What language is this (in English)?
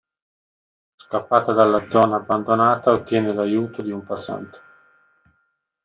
Italian